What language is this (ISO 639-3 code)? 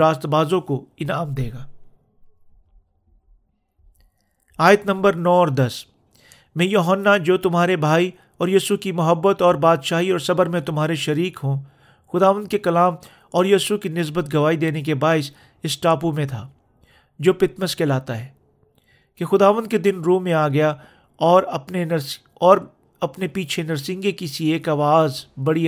urd